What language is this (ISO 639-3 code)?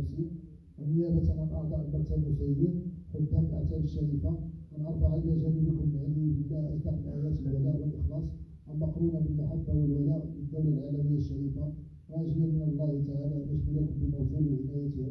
ara